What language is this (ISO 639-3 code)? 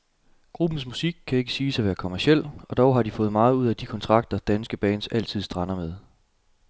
dan